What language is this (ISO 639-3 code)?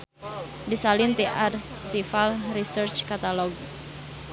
sun